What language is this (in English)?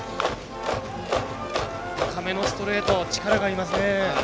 Japanese